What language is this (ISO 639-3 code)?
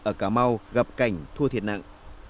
vie